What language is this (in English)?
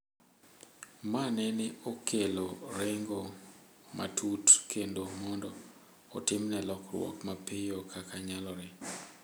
Luo (Kenya and Tanzania)